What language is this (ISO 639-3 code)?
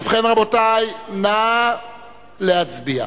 heb